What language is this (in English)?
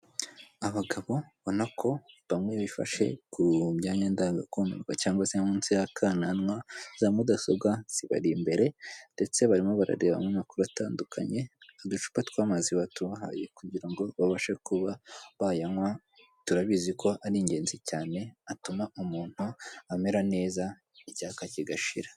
Kinyarwanda